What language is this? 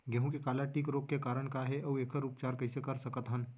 Chhattisgarhi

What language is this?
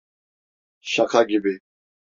Turkish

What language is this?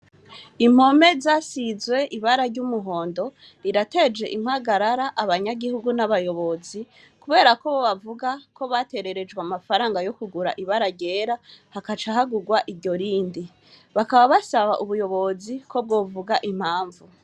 Rundi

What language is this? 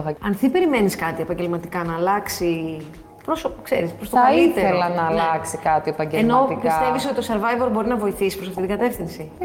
Greek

